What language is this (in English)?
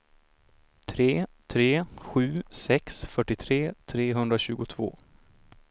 Swedish